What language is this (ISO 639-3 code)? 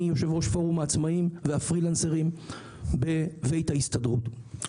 heb